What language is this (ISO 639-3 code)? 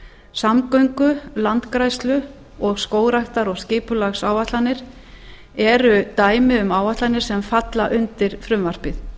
isl